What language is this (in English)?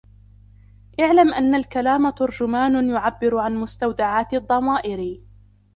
Arabic